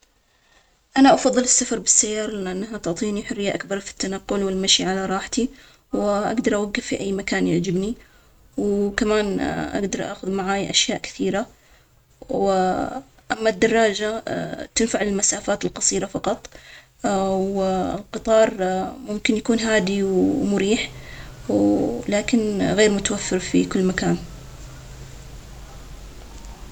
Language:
Omani Arabic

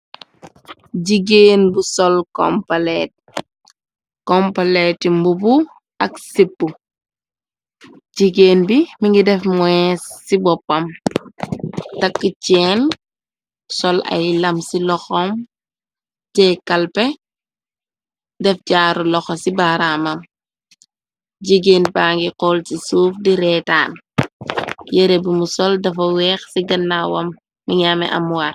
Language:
Wolof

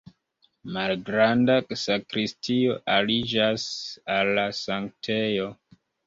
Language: Esperanto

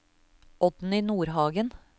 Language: Norwegian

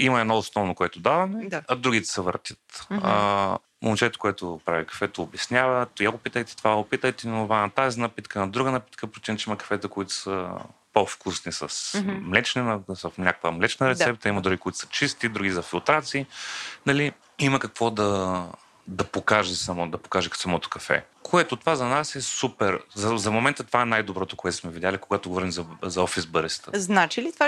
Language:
Bulgarian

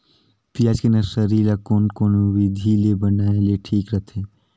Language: Chhattisgarhi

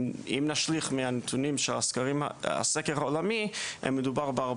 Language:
Hebrew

